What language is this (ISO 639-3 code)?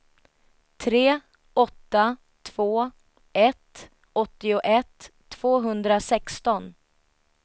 swe